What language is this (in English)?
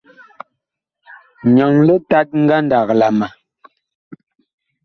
Bakoko